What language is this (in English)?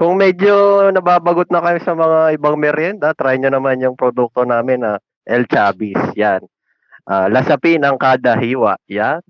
Filipino